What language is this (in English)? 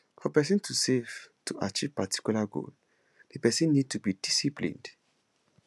Nigerian Pidgin